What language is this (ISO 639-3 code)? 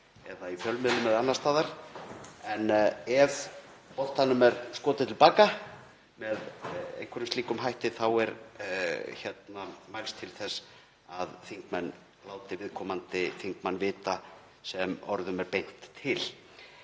isl